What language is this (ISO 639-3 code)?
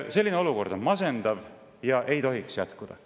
est